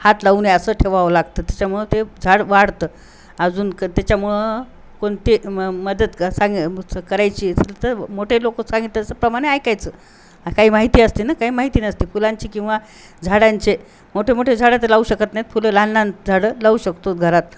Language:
Marathi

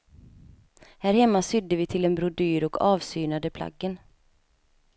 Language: Swedish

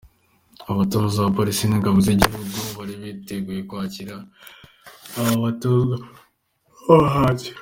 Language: Kinyarwanda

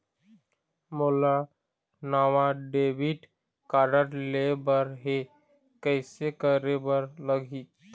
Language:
Chhattisgarhi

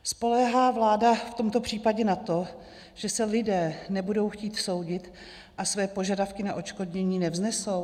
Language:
Czech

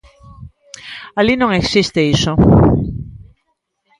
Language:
Galician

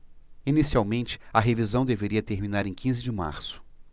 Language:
Portuguese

